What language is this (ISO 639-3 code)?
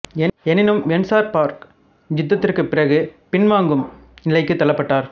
tam